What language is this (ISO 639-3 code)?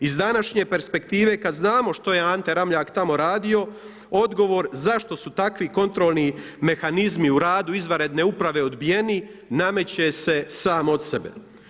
hrv